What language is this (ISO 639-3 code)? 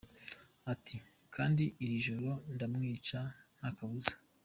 kin